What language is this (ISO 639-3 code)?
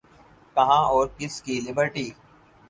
urd